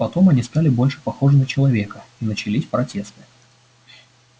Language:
Russian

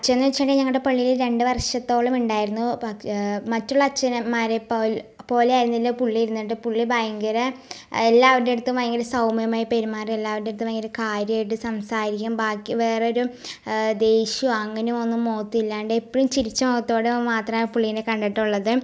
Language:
Malayalam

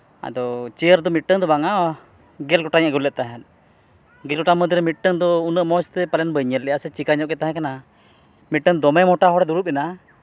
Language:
Santali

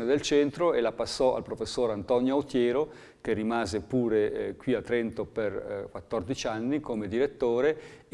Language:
Italian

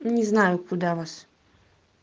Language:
Russian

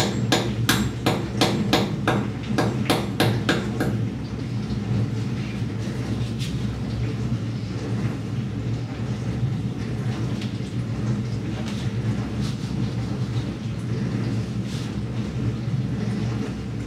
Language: Dutch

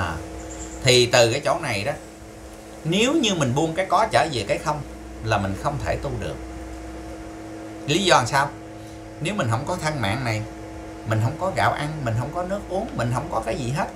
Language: Vietnamese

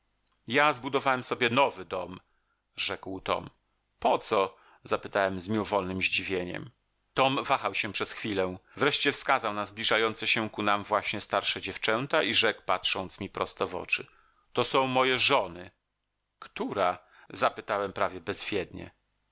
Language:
Polish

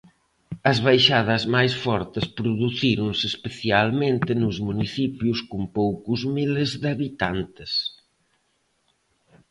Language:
Galician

